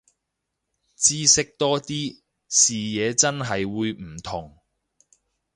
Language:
Cantonese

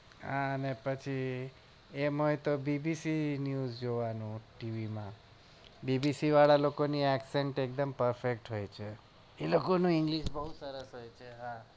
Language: Gujarati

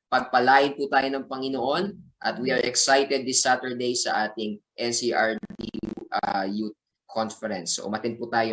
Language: Filipino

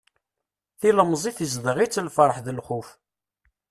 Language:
Kabyle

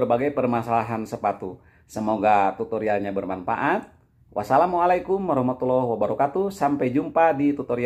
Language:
Indonesian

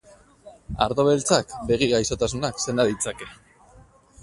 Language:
Basque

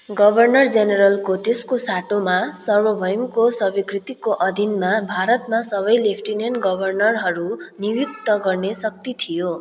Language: Nepali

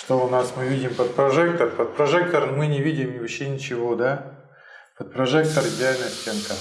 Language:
Russian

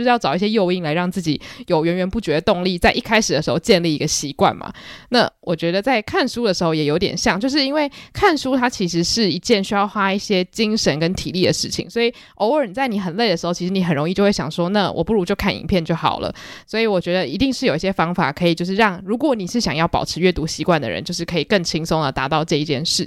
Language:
Chinese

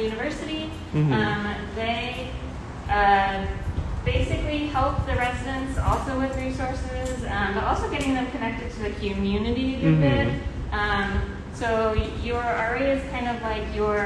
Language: English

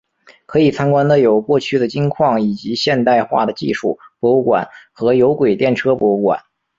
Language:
Chinese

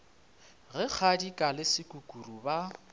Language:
Northern Sotho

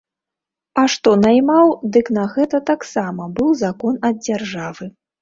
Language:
Belarusian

